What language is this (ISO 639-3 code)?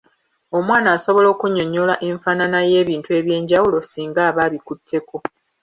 lug